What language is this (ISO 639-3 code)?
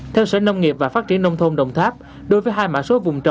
vie